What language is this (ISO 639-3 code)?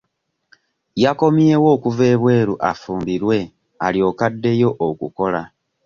lug